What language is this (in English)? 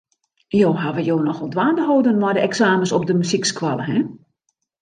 Western Frisian